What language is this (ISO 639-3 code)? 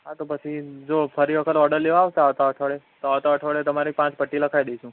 guj